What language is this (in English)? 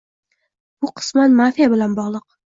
Uzbek